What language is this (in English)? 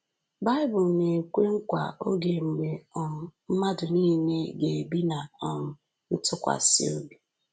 Igbo